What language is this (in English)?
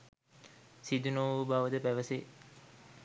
Sinhala